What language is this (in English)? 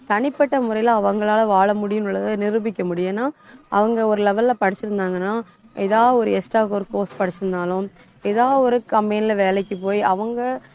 Tamil